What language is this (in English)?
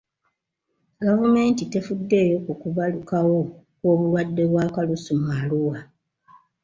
Ganda